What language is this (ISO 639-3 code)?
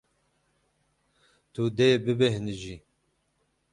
kur